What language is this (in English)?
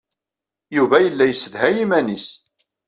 Kabyle